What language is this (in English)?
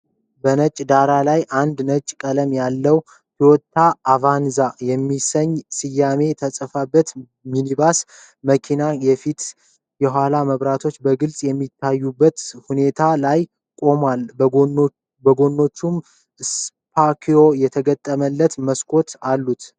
Amharic